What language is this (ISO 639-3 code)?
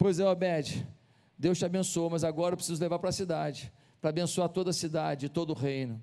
por